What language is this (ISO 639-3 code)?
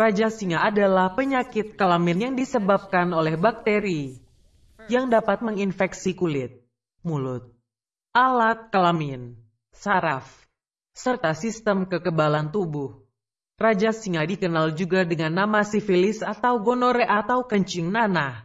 ind